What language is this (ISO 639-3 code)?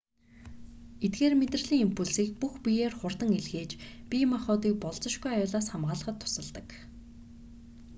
mon